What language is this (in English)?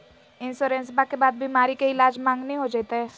Magahi